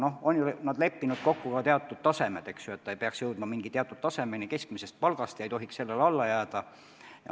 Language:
Estonian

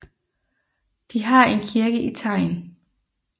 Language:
Danish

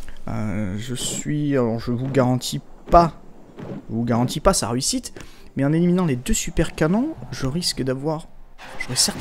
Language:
French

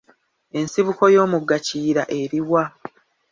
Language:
Ganda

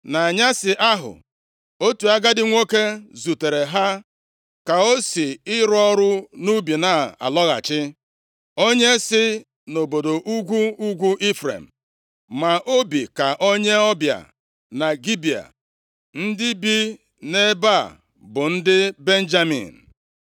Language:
Igbo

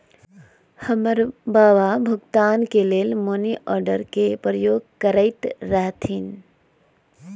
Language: Magahi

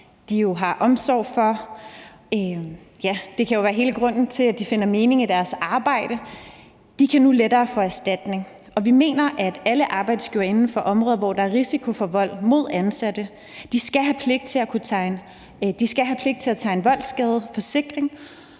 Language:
Danish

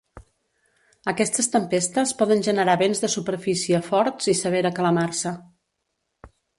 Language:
Catalan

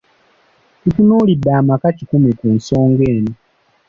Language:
Ganda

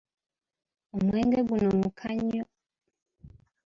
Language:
Ganda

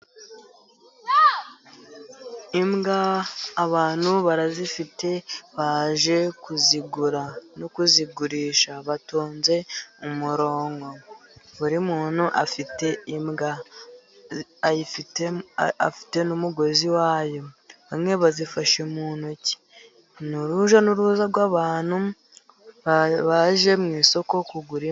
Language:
Kinyarwanda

